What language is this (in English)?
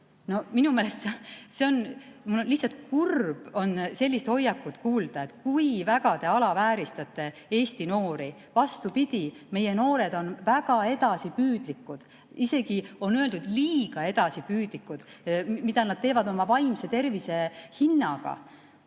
Estonian